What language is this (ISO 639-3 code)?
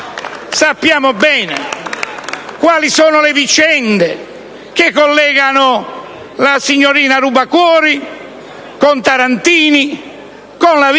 ita